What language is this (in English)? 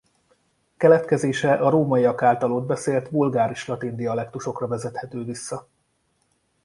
Hungarian